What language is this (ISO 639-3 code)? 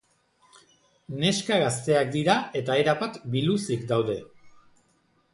eus